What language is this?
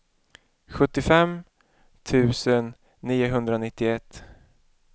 Swedish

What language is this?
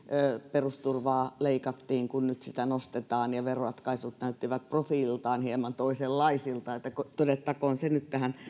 Finnish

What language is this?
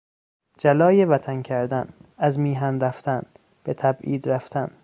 Persian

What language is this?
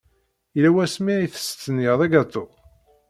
Kabyle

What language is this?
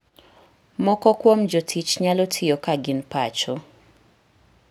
Luo (Kenya and Tanzania)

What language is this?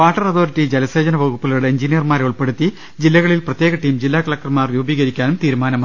Malayalam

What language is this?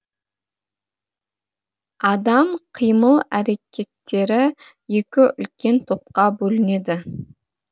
Kazakh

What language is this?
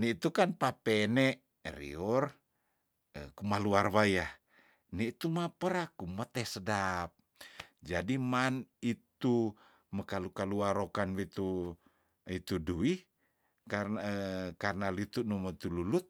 Tondano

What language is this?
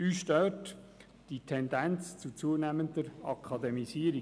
Swiss German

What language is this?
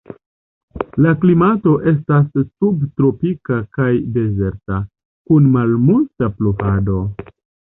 Esperanto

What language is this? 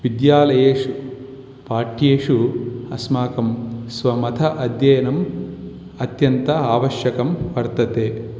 Sanskrit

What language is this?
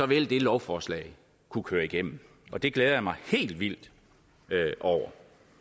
Danish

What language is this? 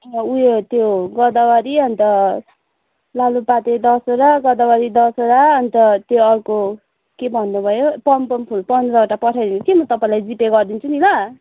Nepali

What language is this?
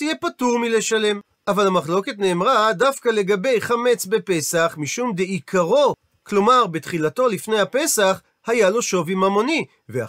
Hebrew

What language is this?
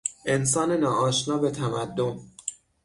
Persian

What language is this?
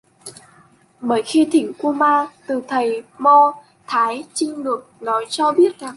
Vietnamese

